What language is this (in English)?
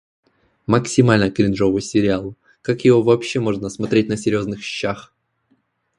Russian